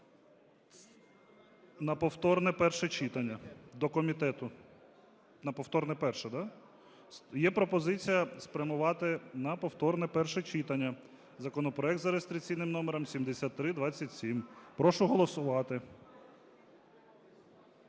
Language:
Ukrainian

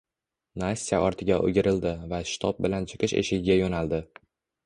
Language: Uzbek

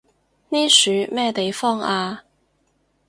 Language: Cantonese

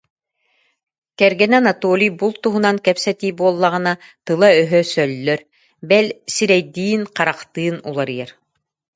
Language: Yakut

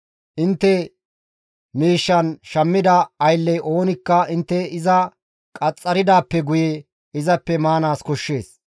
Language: Gamo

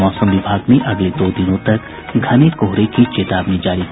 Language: Hindi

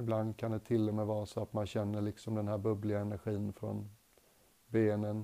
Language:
Swedish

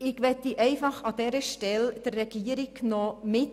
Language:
Swiss German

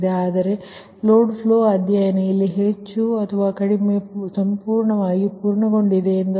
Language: Kannada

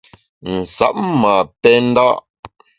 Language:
Bamun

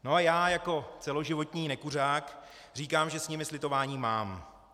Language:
Czech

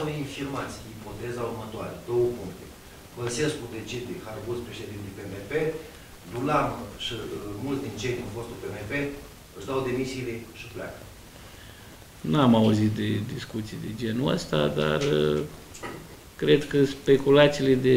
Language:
Romanian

